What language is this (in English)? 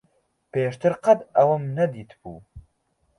Central Kurdish